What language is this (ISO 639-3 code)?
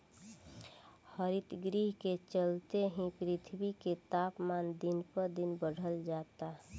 bho